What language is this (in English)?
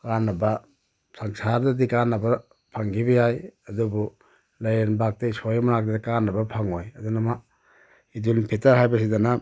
Manipuri